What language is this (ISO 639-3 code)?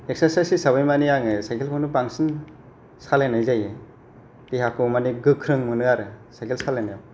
brx